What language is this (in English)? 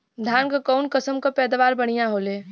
Bhojpuri